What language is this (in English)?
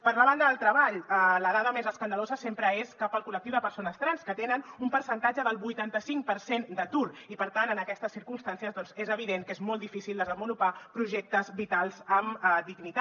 Catalan